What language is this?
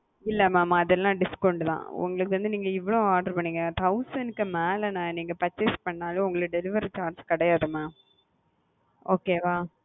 Tamil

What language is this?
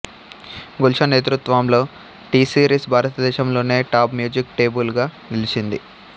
Telugu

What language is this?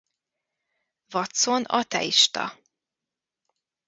Hungarian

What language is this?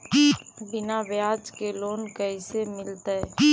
Magahi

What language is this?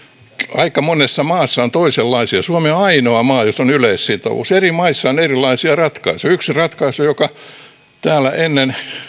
Finnish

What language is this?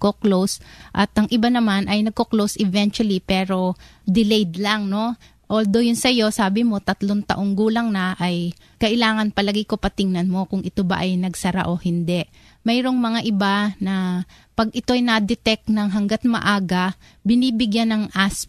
Filipino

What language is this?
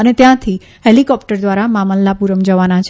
Gujarati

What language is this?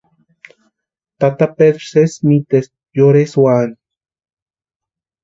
Western Highland Purepecha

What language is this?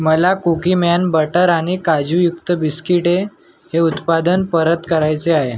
Marathi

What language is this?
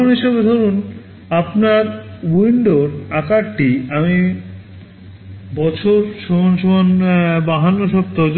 Bangla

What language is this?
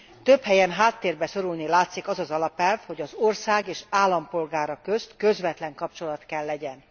Hungarian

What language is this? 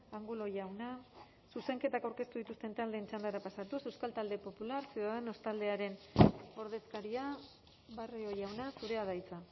Basque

